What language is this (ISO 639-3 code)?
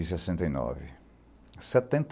por